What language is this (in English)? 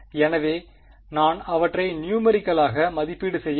Tamil